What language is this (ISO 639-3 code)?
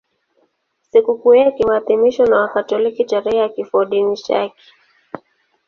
swa